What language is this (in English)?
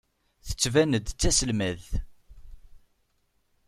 Kabyle